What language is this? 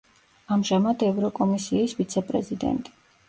Georgian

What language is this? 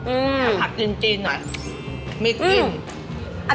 Thai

